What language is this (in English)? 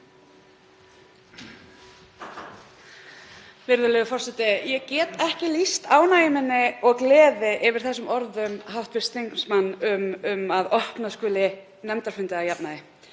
Icelandic